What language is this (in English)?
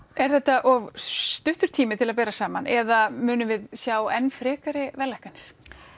Icelandic